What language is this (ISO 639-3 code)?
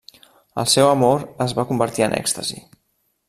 cat